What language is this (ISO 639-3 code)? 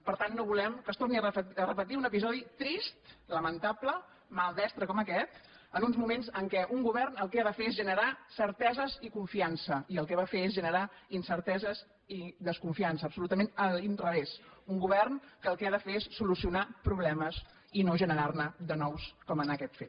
cat